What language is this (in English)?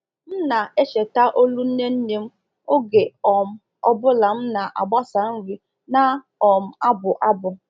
Igbo